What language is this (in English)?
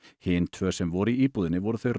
Icelandic